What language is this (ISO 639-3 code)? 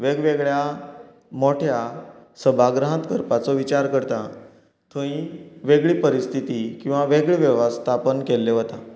kok